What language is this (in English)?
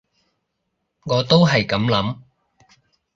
Cantonese